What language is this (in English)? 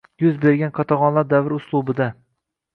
Uzbek